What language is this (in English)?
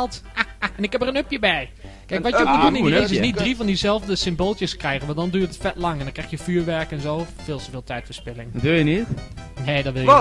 Dutch